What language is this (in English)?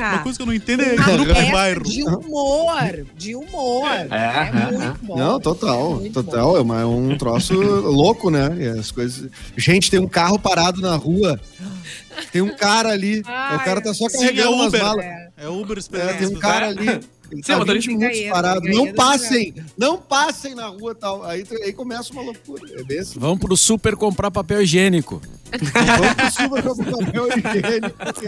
Portuguese